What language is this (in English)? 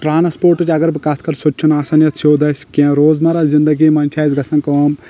Kashmiri